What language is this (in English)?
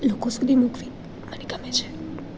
Gujarati